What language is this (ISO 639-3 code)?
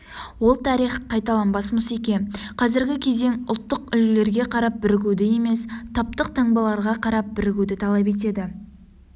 kaz